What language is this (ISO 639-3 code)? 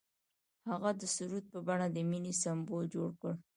pus